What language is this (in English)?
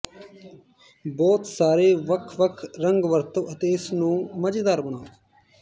Punjabi